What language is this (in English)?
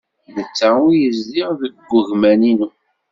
Kabyle